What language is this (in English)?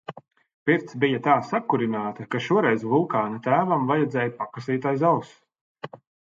Latvian